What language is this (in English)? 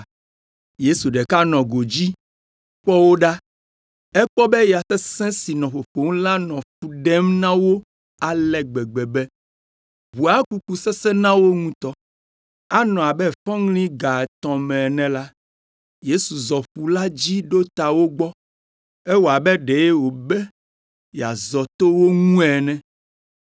Ewe